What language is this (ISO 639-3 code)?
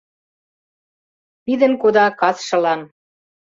chm